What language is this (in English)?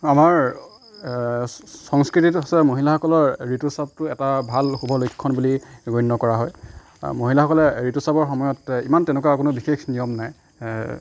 Assamese